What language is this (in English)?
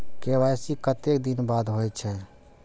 Maithili